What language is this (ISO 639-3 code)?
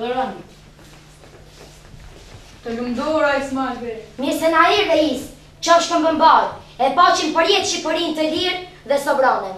ukr